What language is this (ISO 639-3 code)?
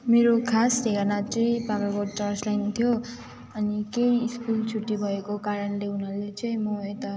nep